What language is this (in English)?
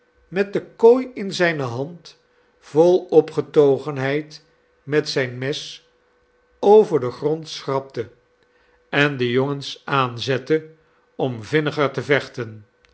Dutch